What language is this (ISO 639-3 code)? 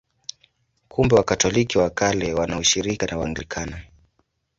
swa